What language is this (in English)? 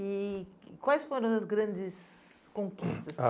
Portuguese